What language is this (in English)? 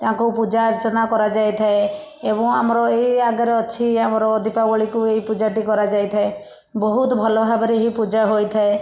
Odia